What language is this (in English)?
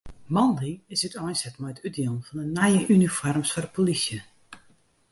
Western Frisian